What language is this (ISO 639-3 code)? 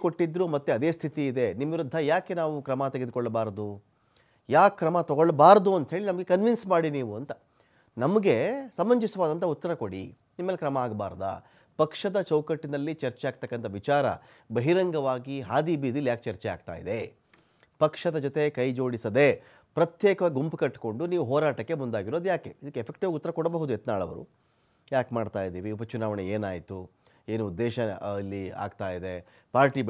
kan